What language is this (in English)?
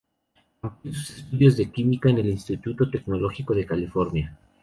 Spanish